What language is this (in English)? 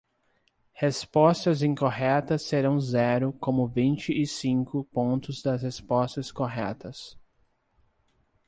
Portuguese